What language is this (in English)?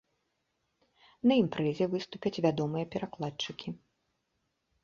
Belarusian